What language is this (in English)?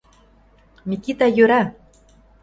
Mari